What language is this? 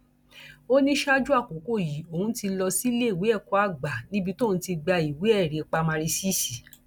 Yoruba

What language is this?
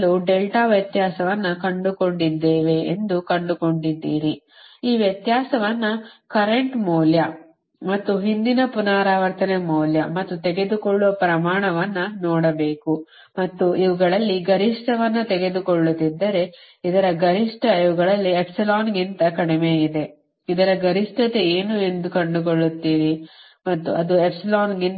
Kannada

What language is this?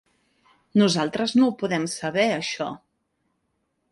Catalan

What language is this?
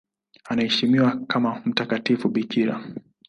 Swahili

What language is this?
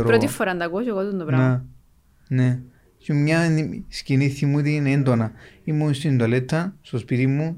Greek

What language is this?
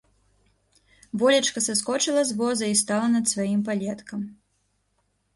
Belarusian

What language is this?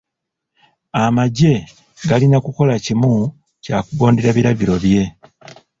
Ganda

